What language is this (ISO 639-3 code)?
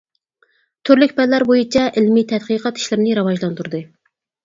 uig